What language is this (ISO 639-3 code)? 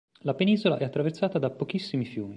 ita